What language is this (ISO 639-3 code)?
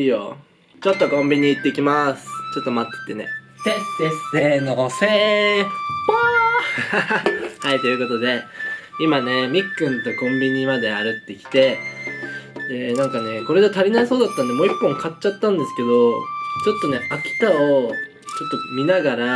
jpn